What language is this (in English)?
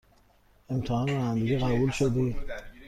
Persian